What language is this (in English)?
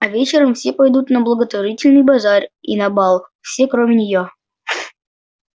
Russian